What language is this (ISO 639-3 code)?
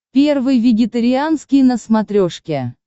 rus